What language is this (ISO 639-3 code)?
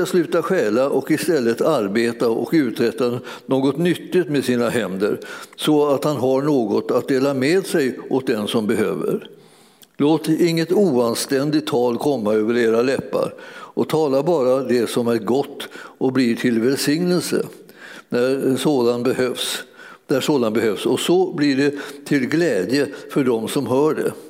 swe